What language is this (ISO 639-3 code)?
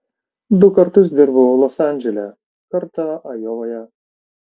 lit